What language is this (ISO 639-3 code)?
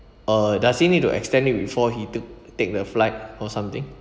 eng